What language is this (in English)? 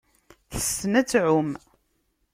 Kabyle